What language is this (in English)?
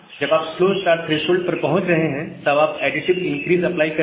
Hindi